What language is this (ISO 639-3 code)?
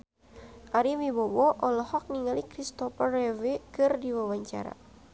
sun